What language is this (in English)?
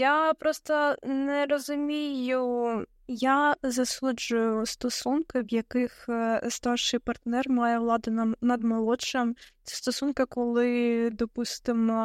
Ukrainian